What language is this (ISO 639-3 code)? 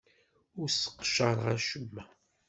kab